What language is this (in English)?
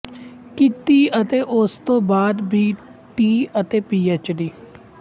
Punjabi